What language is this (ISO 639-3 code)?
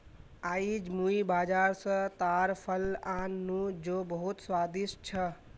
mag